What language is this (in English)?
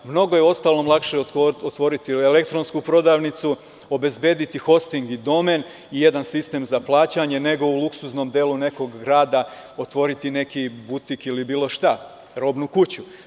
Serbian